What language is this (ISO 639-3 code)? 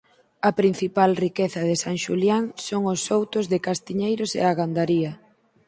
glg